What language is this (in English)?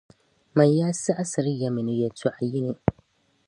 Dagbani